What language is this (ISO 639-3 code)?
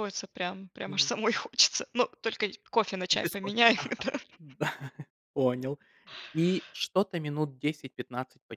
rus